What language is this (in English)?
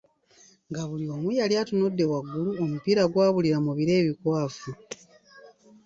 Ganda